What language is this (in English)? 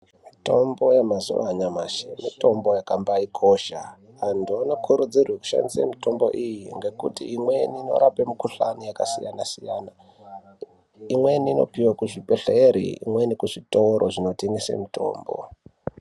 Ndau